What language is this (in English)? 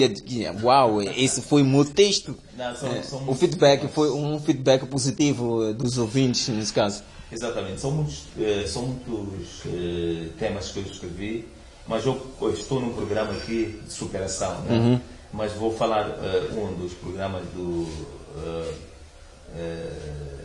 Portuguese